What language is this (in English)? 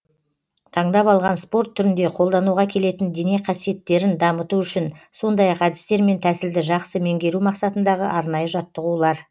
Kazakh